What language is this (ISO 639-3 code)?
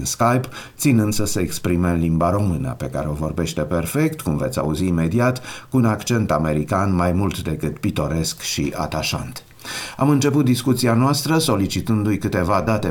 ron